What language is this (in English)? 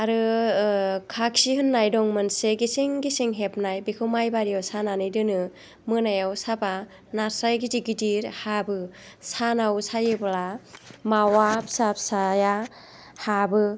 Bodo